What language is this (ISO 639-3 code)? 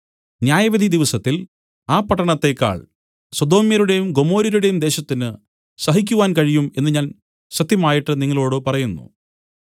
mal